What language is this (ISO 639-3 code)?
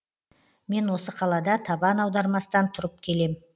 kaz